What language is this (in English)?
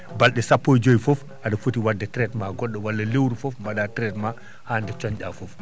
Fula